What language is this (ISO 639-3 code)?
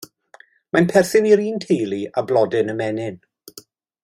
cym